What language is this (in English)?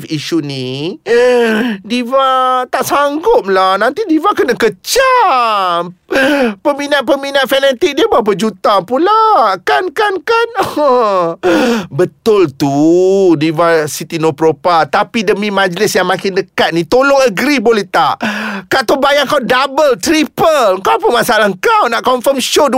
Malay